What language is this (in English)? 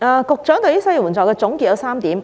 Cantonese